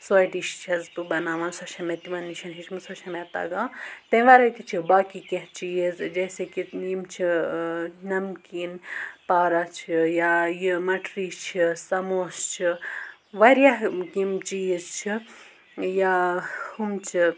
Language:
Kashmiri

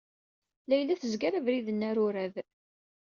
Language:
Kabyle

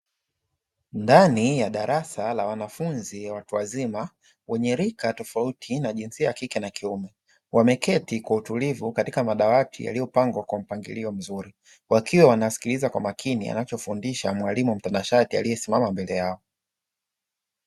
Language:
Swahili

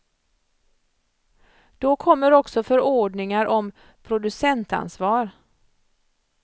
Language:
Swedish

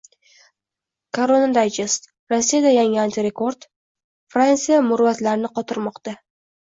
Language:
Uzbek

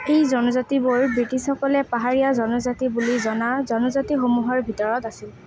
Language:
Assamese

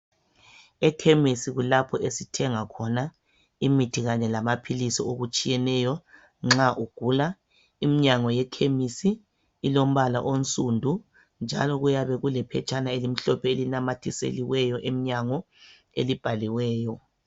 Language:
North Ndebele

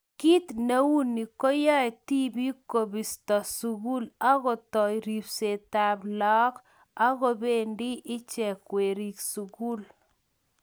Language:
Kalenjin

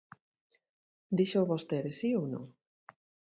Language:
Galician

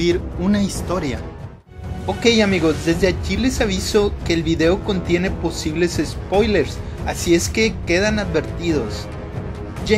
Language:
Spanish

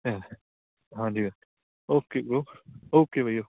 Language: Punjabi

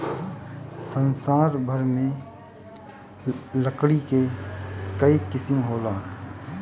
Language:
Bhojpuri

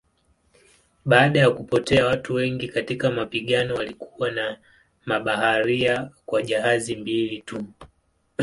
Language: Swahili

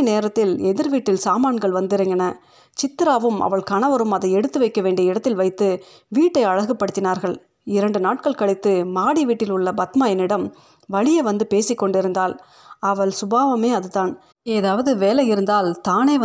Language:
Tamil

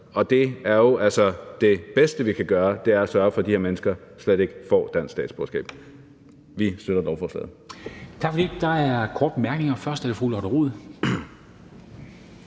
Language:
Danish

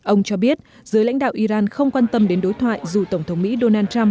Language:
Vietnamese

